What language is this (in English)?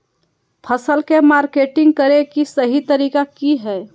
Magahi